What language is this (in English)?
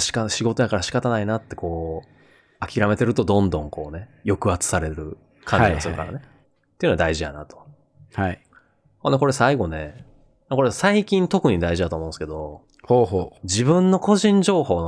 Japanese